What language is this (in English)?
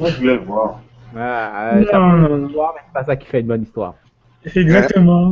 French